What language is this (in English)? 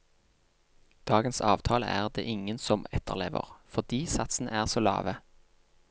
Norwegian